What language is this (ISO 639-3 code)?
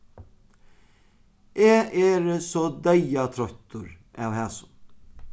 fao